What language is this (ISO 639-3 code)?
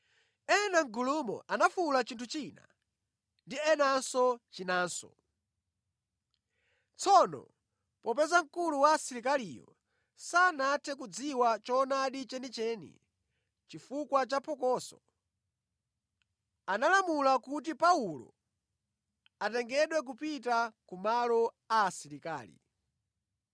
nya